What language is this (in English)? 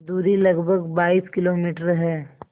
Hindi